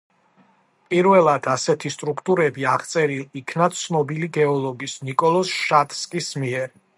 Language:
Georgian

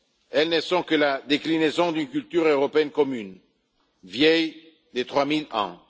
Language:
French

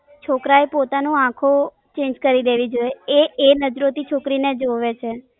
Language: Gujarati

